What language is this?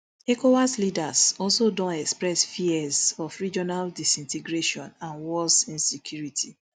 Nigerian Pidgin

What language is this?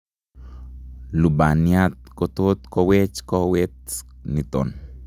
Kalenjin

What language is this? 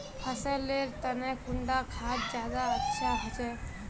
Magahi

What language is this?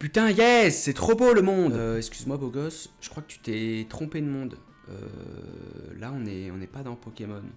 French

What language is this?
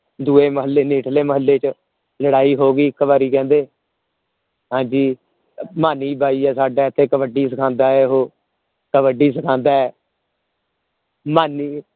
Punjabi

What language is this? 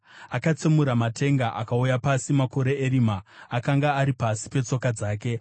Shona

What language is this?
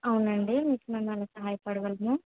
Telugu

